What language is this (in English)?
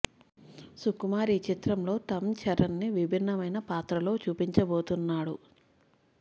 Telugu